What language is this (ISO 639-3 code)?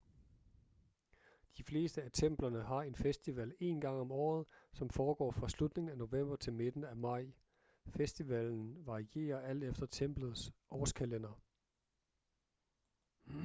dan